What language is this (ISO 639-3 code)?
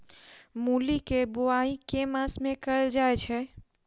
mai